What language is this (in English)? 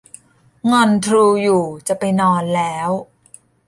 Thai